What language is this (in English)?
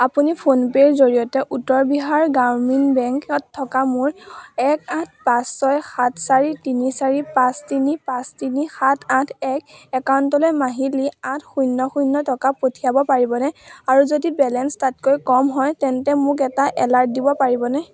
Assamese